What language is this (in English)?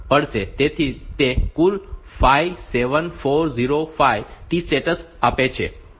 Gujarati